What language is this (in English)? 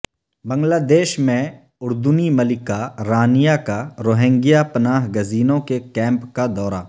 Urdu